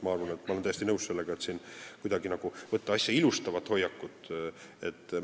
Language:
Estonian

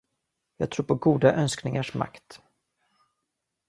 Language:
Swedish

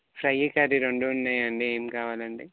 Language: Telugu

